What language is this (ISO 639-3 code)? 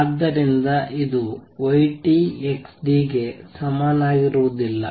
kan